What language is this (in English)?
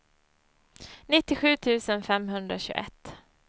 Swedish